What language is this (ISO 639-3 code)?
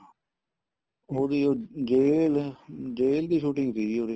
pan